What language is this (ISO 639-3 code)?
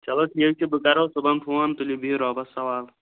kas